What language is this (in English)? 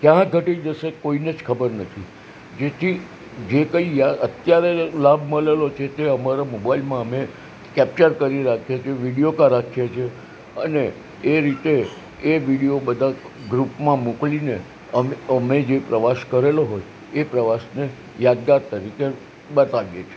Gujarati